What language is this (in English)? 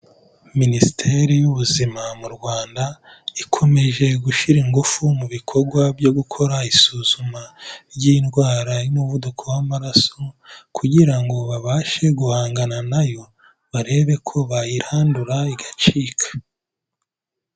Kinyarwanda